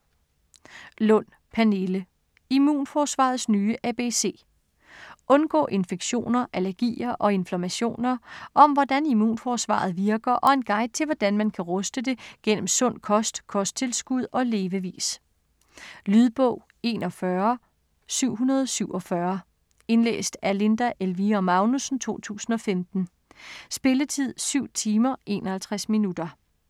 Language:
Danish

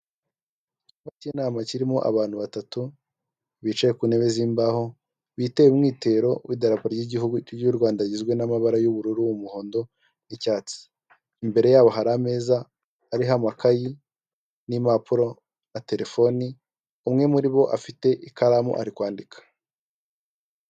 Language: Kinyarwanda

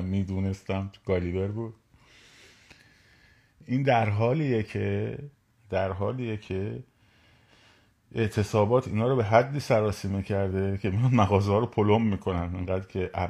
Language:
Persian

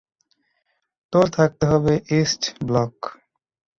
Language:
Bangla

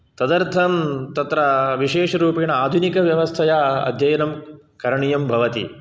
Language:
Sanskrit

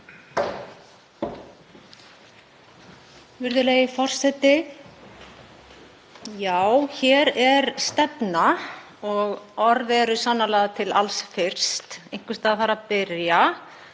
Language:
Icelandic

